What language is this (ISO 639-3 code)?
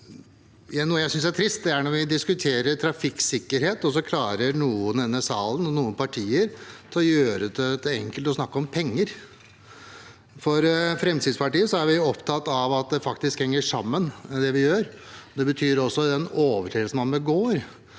nor